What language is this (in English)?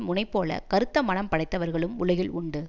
Tamil